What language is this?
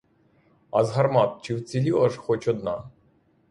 Ukrainian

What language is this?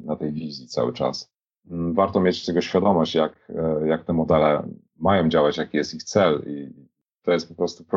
Polish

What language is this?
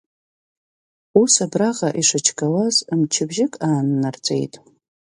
Abkhazian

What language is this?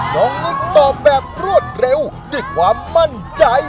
Thai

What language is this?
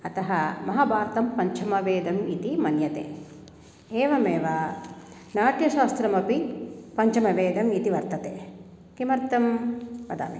Sanskrit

